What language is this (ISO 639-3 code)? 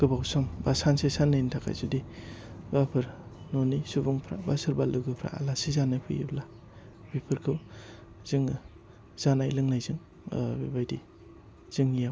brx